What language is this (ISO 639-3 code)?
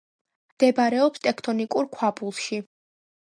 kat